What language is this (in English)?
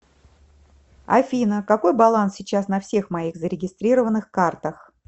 Russian